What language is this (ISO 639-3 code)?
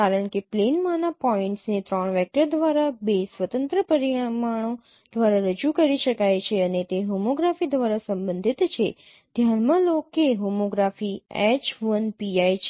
guj